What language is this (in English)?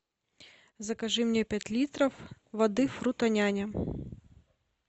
Russian